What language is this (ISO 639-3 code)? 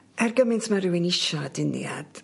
cym